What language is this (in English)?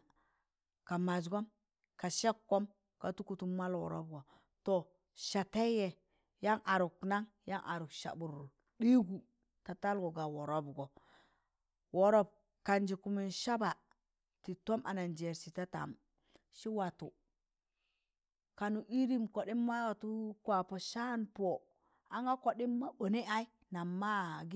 Tangale